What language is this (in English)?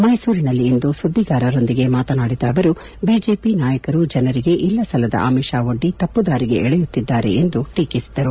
Kannada